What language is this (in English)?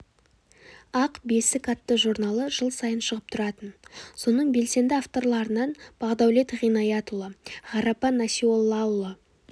Kazakh